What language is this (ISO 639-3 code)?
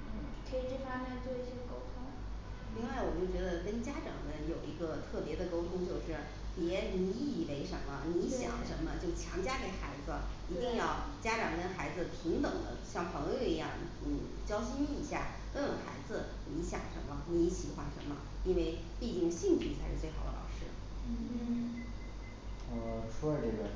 zho